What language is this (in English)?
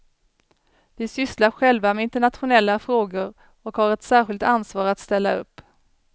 Swedish